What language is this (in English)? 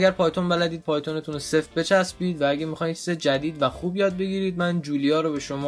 Persian